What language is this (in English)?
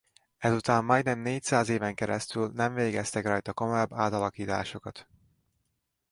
Hungarian